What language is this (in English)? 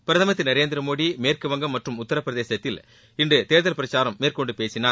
Tamil